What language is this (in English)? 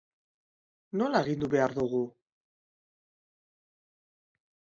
Basque